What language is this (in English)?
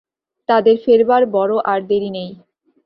Bangla